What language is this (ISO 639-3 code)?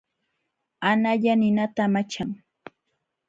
qxw